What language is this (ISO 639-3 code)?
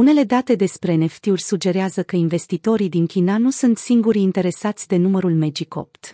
ron